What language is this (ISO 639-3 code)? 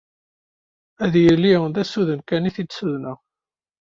kab